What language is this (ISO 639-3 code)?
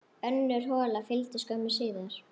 isl